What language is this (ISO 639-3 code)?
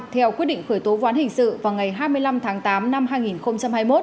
vie